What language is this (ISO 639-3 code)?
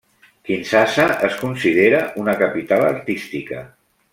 cat